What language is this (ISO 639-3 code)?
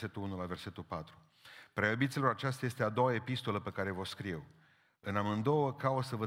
ron